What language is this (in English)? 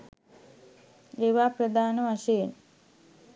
Sinhala